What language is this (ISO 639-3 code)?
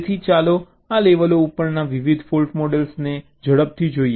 guj